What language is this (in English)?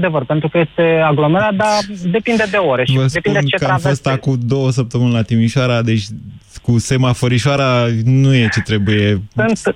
Romanian